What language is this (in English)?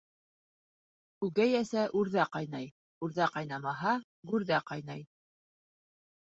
Bashkir